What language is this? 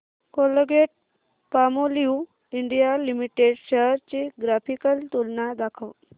Marathi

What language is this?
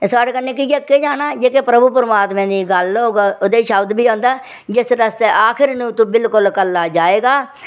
Dogri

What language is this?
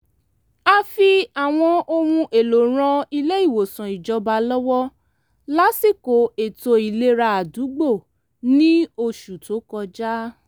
Yoruba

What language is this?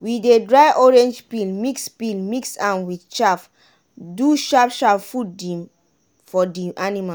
Nigerian Pidgin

